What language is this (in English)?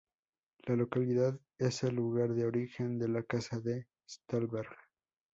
Spanish